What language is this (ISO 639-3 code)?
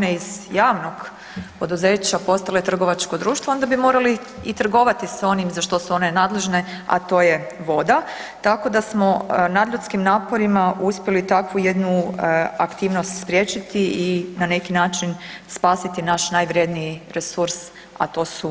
hrv